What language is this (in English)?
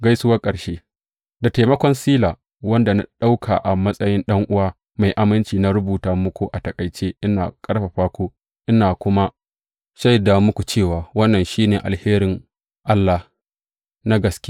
Hausa